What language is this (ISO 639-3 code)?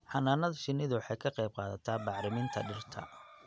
som